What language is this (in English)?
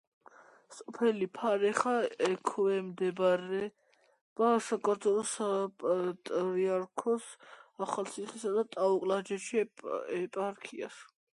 Georgian